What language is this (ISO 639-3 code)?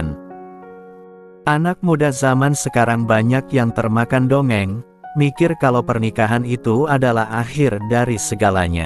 ind